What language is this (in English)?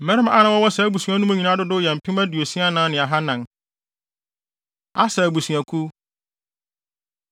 Akan